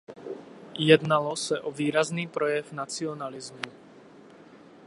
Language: Czech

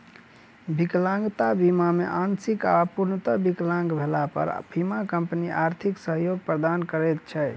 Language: Maithili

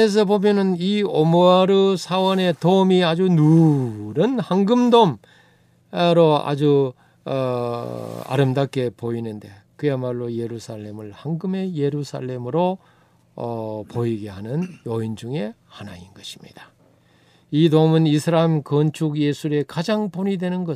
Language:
Korean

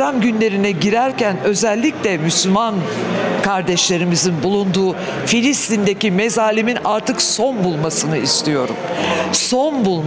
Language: Turkish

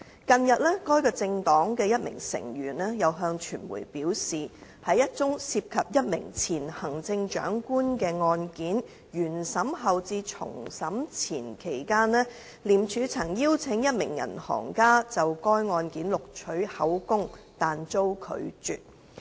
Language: Cantonese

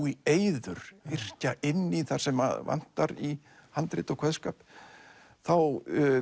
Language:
Icelandic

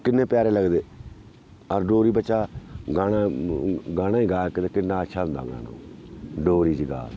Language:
Dogri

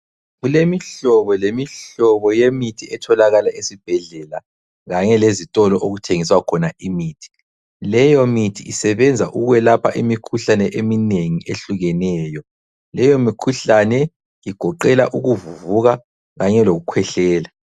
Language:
North Ndebele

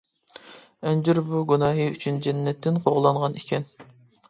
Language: Uyghur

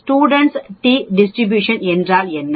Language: Tamil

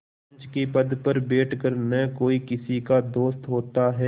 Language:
Hindi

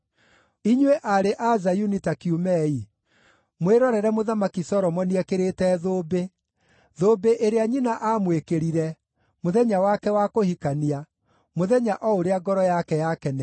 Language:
Kikuyu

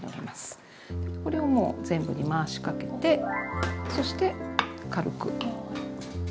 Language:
Japanese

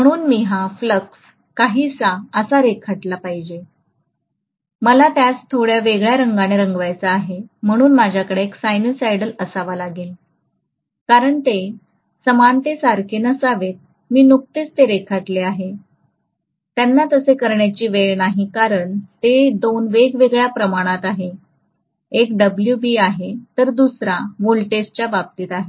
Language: Marathi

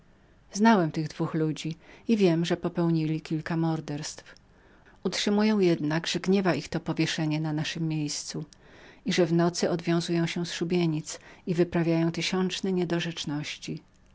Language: Polish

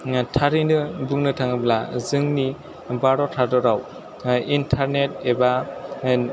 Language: Bodo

